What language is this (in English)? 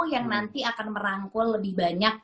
Indonesian